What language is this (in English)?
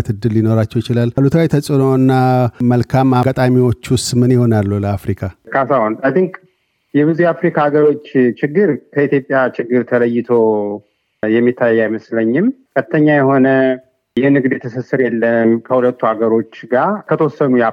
Amharic